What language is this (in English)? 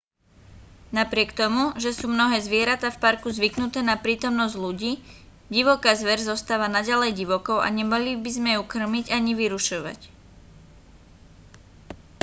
Slovak